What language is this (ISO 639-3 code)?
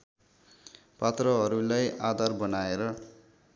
nep